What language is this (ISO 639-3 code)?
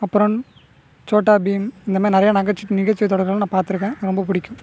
tam